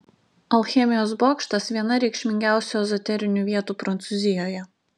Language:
Lithuanian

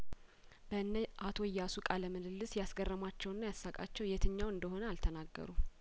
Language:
Amharic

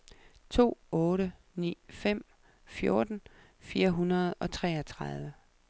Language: Danish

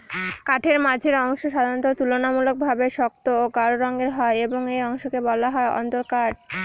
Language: Bangla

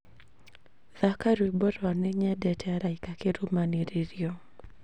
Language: Kikuyu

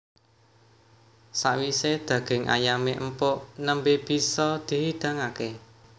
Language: Javanese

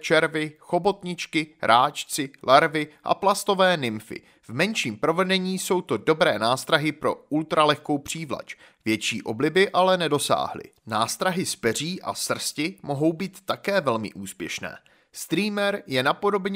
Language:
Czech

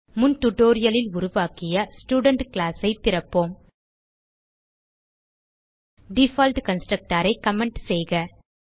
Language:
Tamil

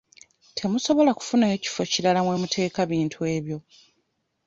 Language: Ganda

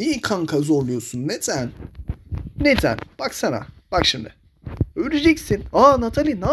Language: Turkish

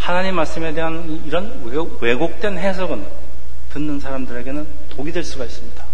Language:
Korean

